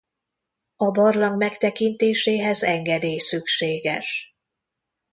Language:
Hungarian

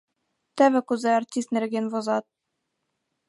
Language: Mari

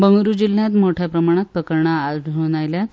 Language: Konkani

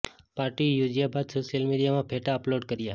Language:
Gujarati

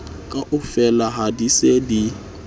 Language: Southern Sotho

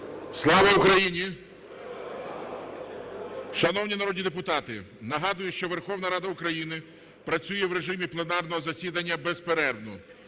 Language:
Ukrainian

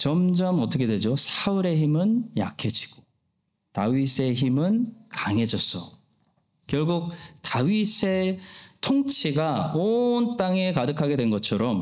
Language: Korean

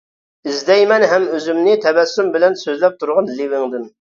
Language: Uyghur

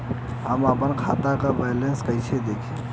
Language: Bhojpuri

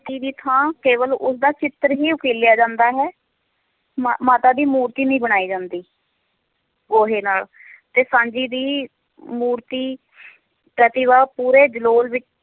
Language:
Punjabi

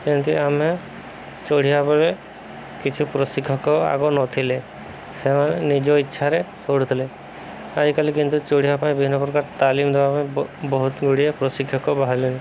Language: Odia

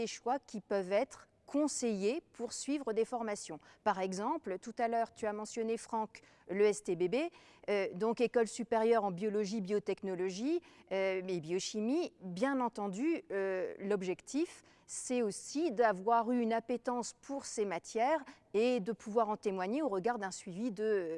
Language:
French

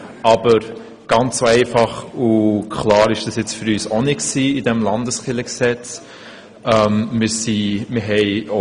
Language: Swiss German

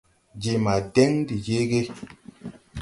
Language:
Tupuri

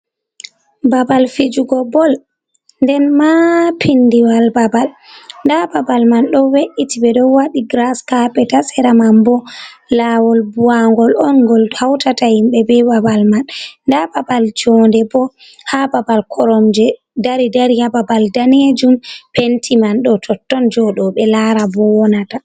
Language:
Fula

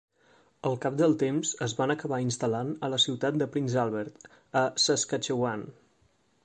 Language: Catalan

